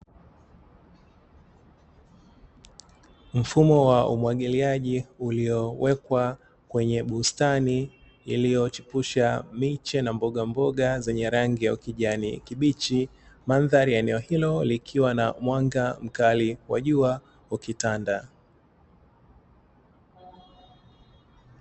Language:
Swahili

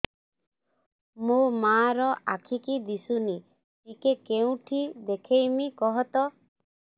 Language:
Odia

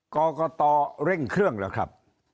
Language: Thai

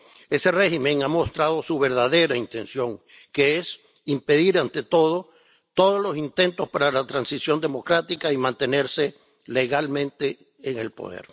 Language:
Spanish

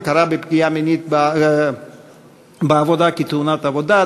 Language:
Hebrew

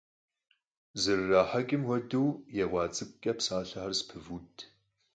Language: Kabardian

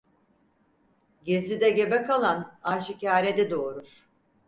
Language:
Turkish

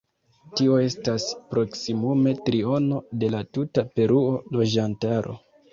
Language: Esperanto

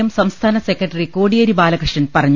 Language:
Malayalam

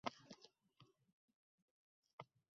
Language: Uzbek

